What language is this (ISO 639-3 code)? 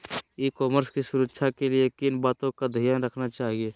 mag